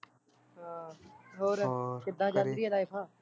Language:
Punjabi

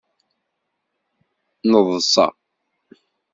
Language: Kabyle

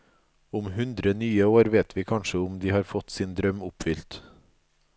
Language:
Norwegian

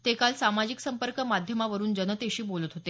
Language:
Marathi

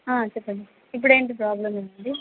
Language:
Telugu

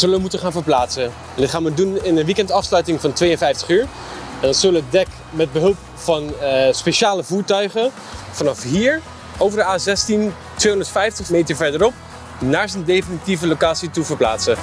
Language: Dutch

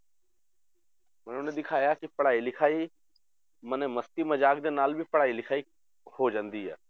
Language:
Punjabi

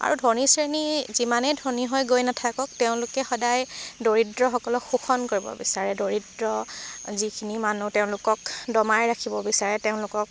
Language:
Assamese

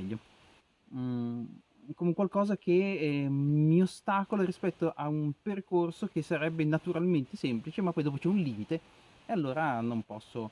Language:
Italian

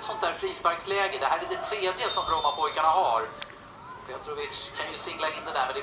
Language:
Swedish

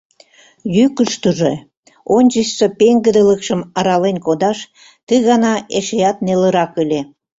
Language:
Mari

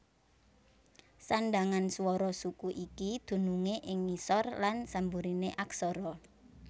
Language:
Javanese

